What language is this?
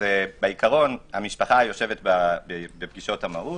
Hebrew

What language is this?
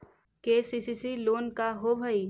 Magahi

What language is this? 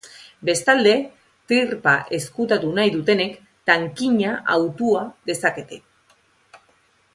Basque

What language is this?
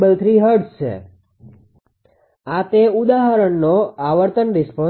Gujarati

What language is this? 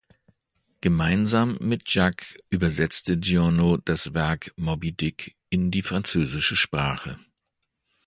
German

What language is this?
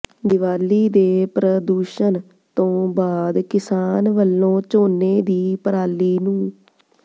Punjabi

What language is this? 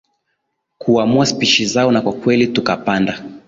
Swahili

